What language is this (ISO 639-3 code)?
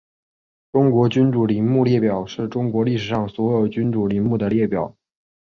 zho